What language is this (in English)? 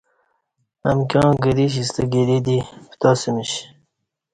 Kati